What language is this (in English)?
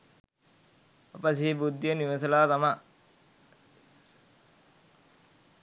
Sinhala